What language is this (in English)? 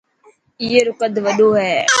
Dhatki